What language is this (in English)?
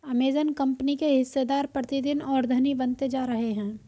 Hindi